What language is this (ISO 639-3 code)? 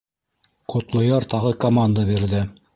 bak